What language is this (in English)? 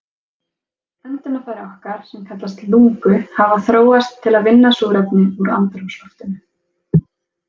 Icelandic